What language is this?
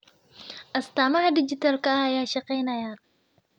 Somali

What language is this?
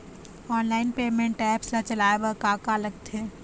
Chhattisgarhi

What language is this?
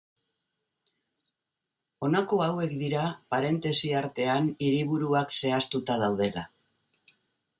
Basque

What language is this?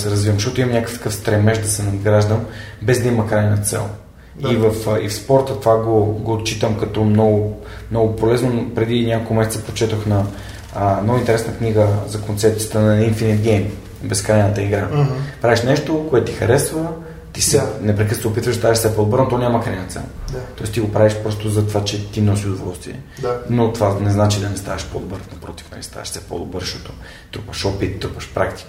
Bulgarian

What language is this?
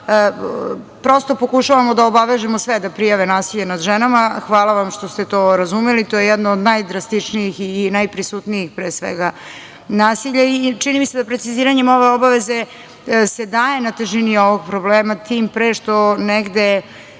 Serbian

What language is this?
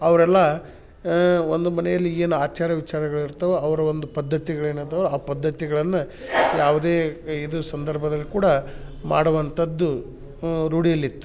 Kannada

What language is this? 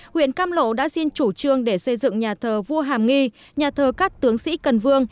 Vietnamese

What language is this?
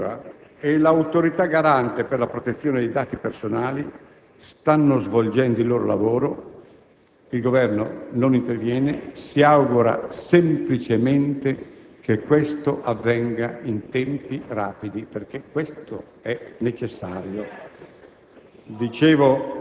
Italian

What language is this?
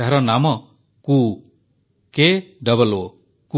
Odia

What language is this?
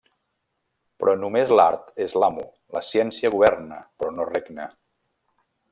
Catalan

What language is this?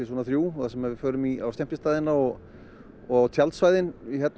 Icelandic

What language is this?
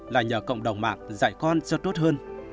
Vietnamese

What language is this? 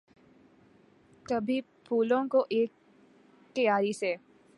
Urdu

